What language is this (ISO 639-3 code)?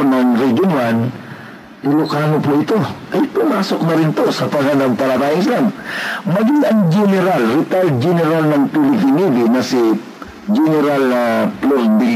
fil